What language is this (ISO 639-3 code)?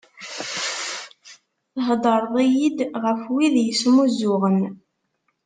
kab